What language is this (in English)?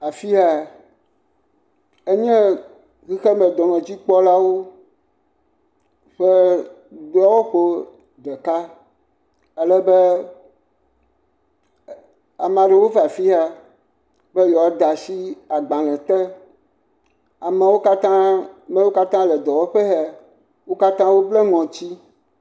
Ewe